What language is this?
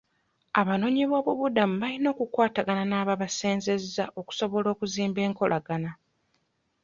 Ganda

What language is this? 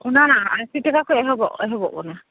Santali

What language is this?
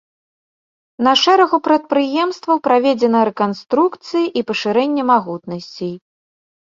Belarusian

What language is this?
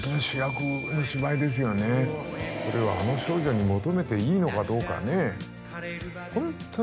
Japanese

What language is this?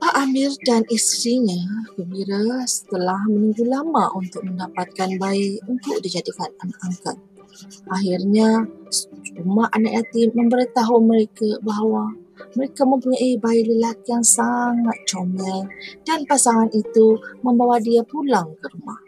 Malay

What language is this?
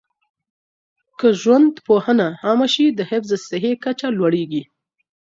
Pashto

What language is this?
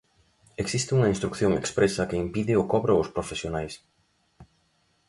Galician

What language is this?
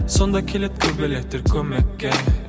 Kazakh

